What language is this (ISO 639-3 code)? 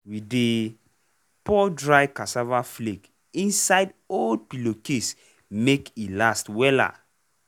pcm